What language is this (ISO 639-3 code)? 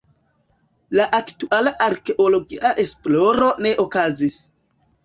epo